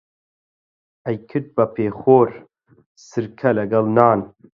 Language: Central Kurdish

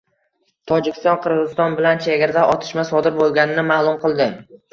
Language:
Uzbek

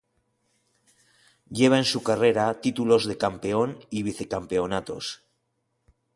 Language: Spanish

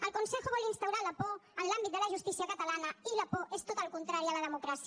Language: Catalan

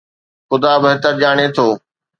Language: Sindhi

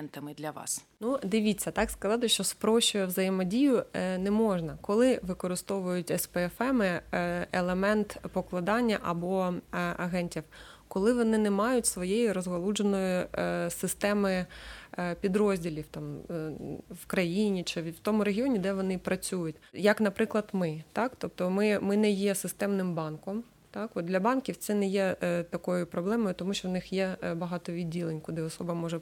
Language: Ukrainian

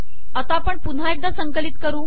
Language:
Marathi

